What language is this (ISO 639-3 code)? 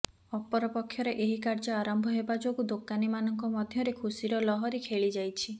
ori